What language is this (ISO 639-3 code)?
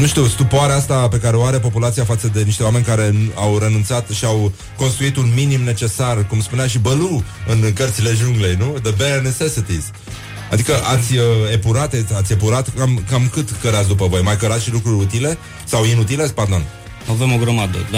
ron